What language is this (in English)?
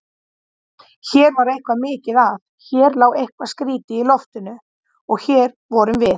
Icelandic